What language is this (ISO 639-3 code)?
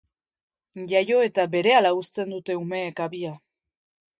eus